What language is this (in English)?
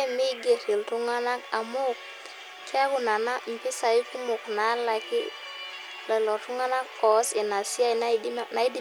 Masai